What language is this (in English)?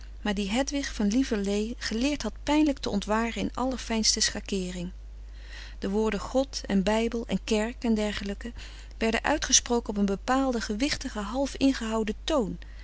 Dutch